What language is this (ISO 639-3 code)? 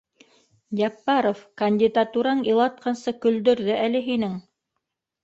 bak